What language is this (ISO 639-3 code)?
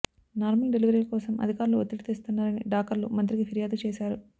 tel